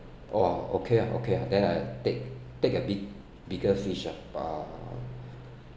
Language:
English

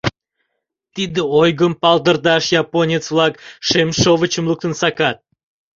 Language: Mari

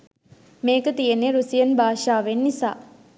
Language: Sinhala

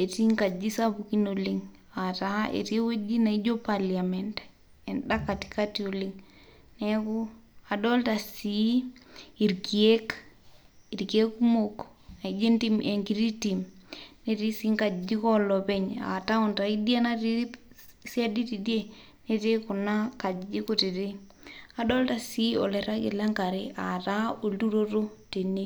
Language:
Masai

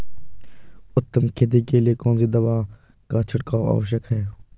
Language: Hindi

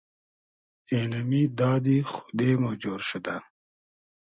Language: Hazaragi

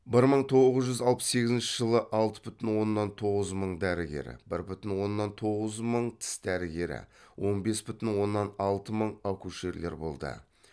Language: Kazakh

